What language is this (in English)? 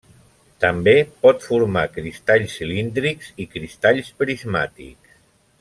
Catalan